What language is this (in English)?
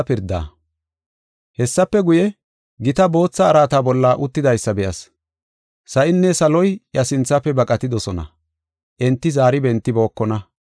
Gofa